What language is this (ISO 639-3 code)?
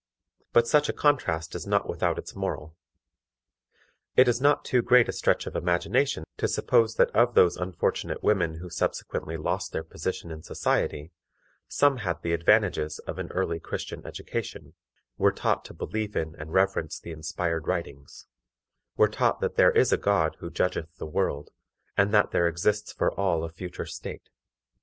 eng